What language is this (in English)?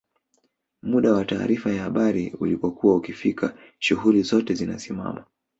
Swahili